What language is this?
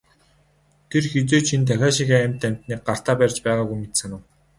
Mongolian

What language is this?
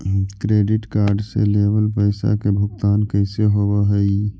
Magahi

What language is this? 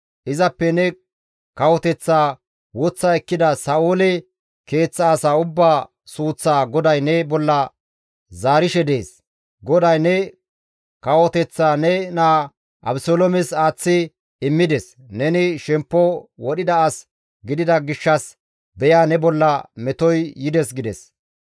Gamo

